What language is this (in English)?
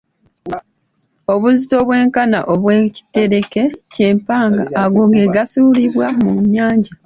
Ganda